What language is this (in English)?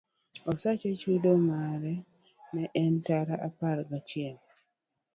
Luo (Kenya and Tanzania)